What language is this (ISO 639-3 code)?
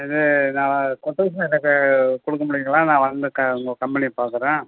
tam